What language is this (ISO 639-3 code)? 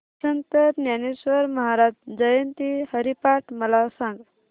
mar